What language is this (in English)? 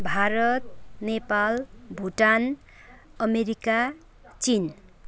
Nepali